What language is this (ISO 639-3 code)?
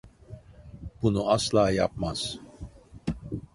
tur